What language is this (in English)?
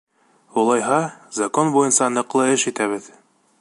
Bashkir